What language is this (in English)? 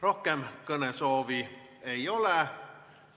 Estonian